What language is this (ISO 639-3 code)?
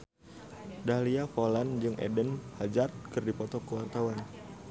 sun